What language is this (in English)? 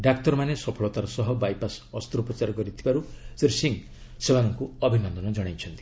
Odia